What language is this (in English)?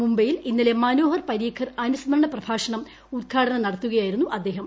Malayalam